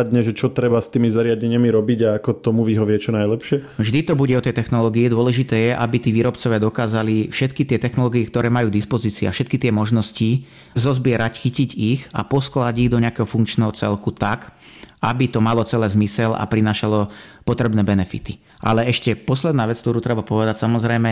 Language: Slovak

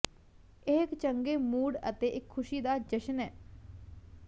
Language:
Punjabi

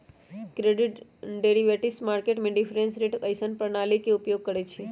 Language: Magahi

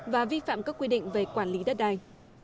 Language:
Vietnamese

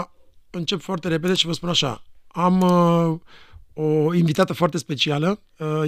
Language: Romanian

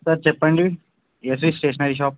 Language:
Telugu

